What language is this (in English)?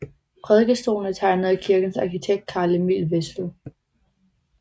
Danish